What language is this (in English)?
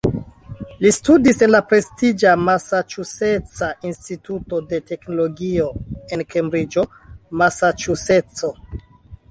Esperanto